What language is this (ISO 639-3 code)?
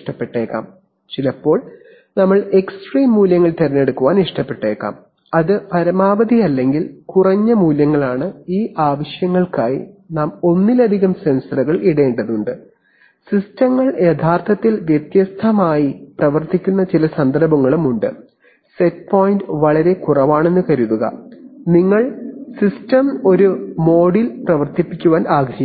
mal